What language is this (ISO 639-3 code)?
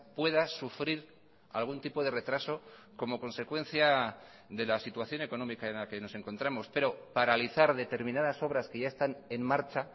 spa